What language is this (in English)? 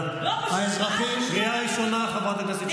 Hebrew